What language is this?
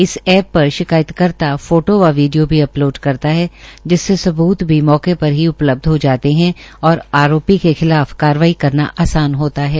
Hindi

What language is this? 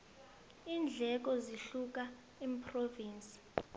South Ndebele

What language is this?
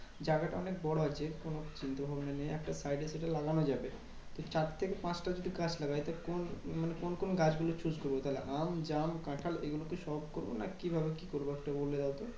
Bangla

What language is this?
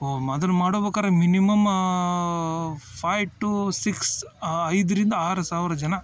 Kannada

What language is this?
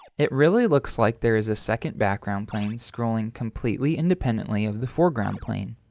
English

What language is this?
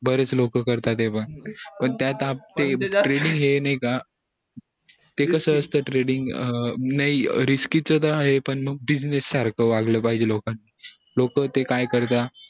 Marathi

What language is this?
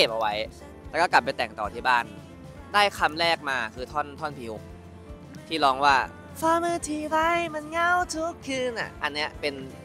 Thai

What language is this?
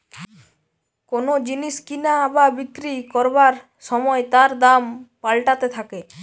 Bangla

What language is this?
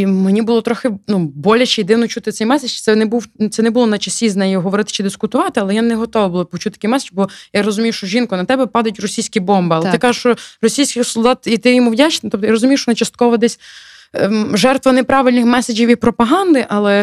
Ukrainian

